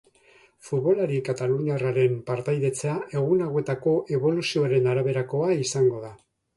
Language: Basque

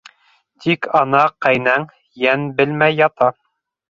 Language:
Bashkir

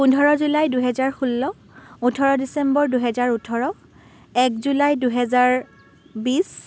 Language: Assamese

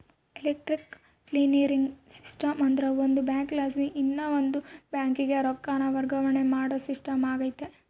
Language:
Kannada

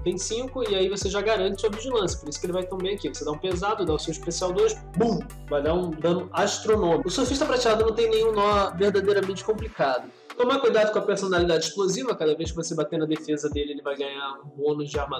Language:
Portuguese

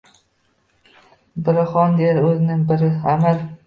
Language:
Uzbek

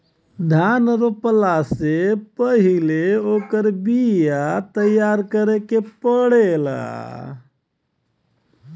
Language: Bhojpuri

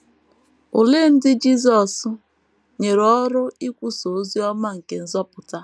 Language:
Igbo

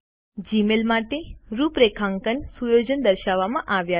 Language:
Gujarati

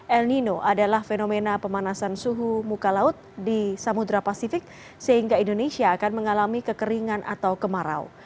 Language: Indonesian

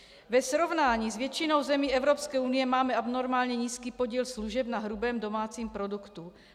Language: Czech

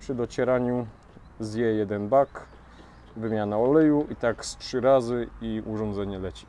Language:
Polish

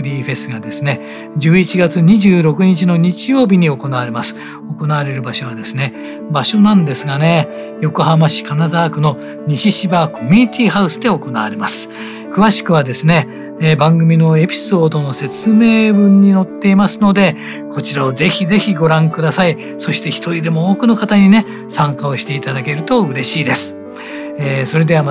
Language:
Japanese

